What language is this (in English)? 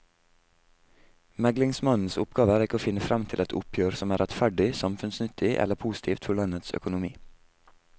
Norwegian